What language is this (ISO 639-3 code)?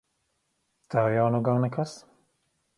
lav